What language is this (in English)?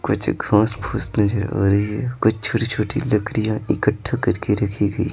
Hindi